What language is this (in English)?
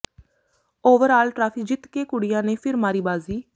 Punjabi